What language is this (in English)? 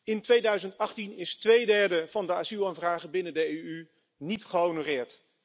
Dutch